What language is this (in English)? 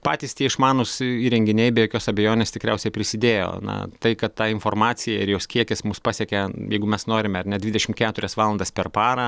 Lithuanian